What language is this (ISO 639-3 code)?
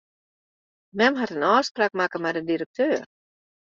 fry